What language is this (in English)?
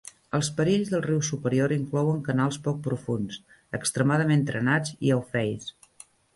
Catalan